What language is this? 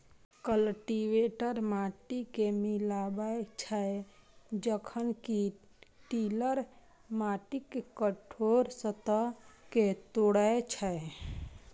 Maithili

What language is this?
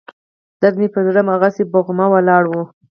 Pashto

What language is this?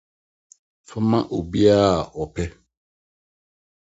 Akan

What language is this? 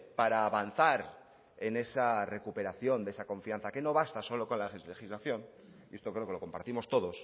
Spanish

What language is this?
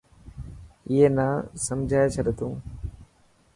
Dhatki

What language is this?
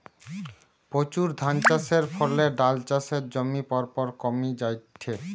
Bangla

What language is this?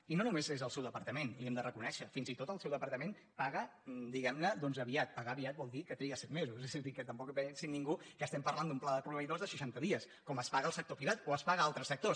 Catalan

